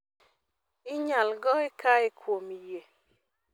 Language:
Luo (Kenya and Tanzania)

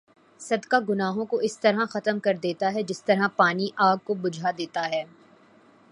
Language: Urdu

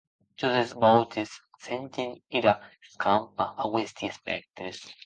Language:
Occitan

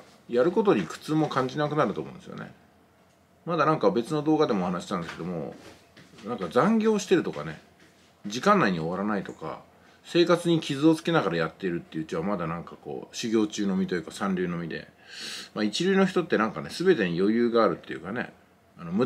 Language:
Japanese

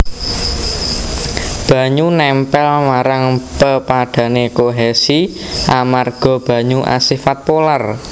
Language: Javanese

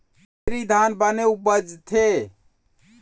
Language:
Chhattisgarhi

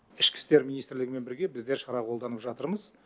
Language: Kazakh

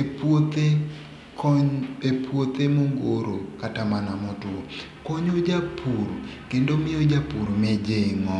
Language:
Luo (Kenya and Tanzania)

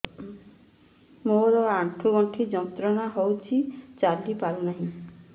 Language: Odia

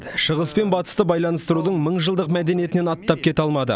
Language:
Kazakh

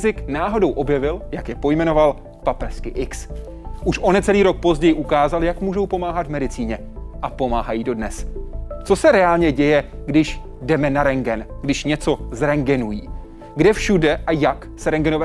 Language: Czech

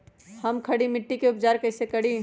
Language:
Magahi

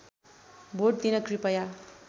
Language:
Nepali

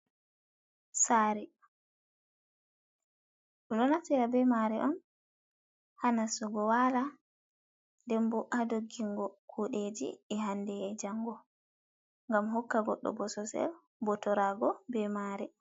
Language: Fula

